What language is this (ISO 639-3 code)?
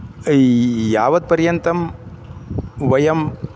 san